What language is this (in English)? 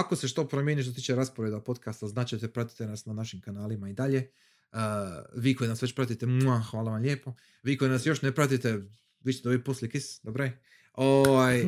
Croatian